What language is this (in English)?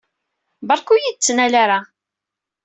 Kabyle